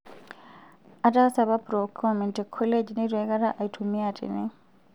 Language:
Masai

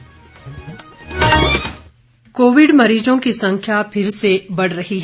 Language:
Hindi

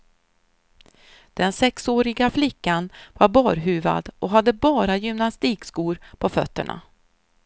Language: Swedish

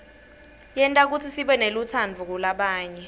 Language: Swati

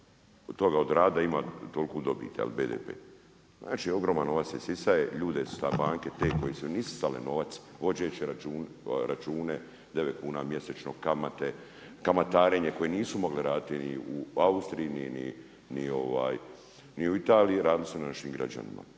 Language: Croatian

